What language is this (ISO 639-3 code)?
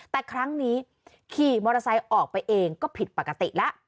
tha